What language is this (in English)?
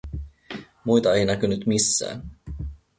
Finnish